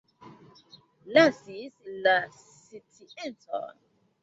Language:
Esperanto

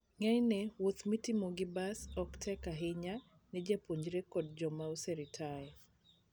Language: Luo (Kenya and Tanzania)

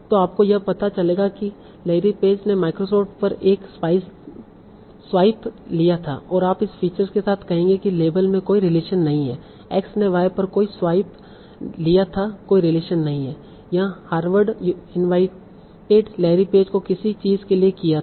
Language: Hindi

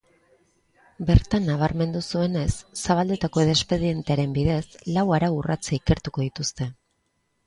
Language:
Basque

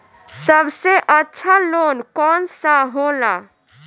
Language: Bhojpuri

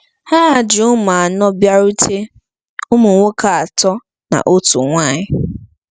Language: Igbo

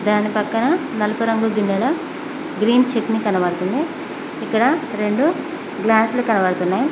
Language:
Telugu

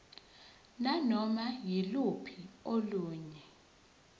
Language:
Zulu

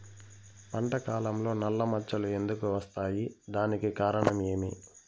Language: Telugu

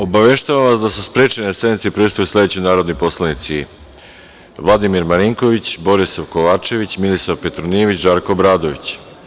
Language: Serbian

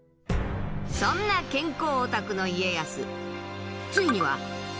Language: Japanese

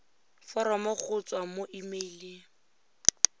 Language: Tswana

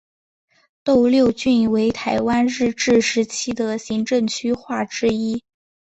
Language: Chinese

